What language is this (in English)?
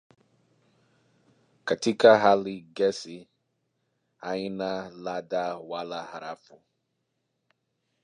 Swahili